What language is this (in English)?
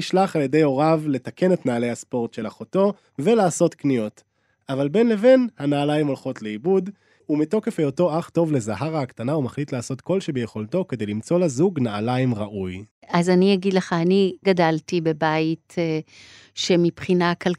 Hebrew